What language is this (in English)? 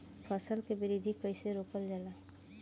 Bhojpuri